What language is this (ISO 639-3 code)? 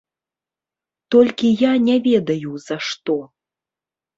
bel